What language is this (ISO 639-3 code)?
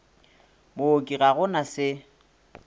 nso